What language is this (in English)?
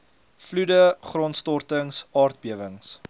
Afrikaans